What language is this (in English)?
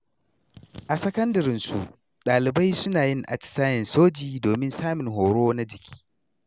Hausa